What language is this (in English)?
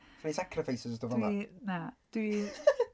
Welsh